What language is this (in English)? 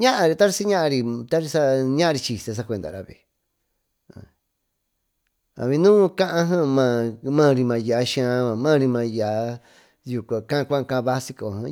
Tututepec Mixtec